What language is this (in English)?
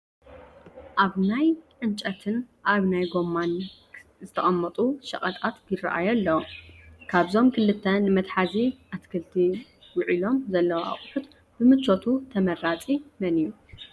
Tigrinya